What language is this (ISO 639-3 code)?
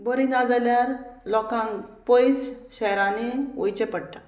kok